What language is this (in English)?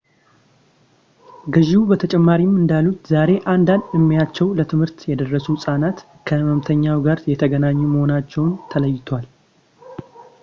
Amharic